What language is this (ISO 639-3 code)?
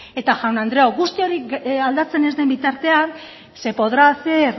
eus